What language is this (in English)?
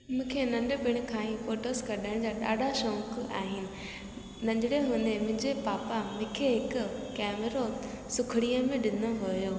Sindhi